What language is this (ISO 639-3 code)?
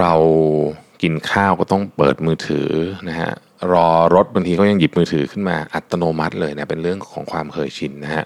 tha